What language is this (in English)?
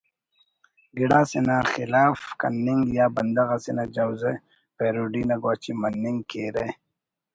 Brahui